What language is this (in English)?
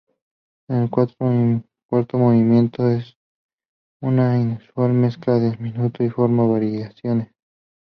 Spanish